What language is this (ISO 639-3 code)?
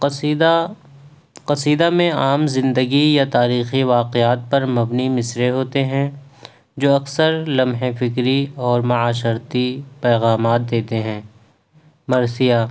urd